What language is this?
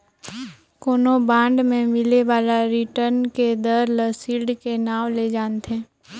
Chhattisgarhi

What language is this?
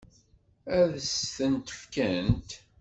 Kabyle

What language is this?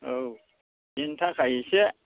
Bodo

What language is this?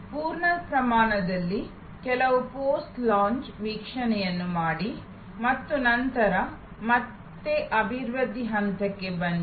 Kannada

